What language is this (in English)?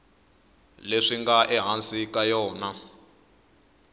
Tsonga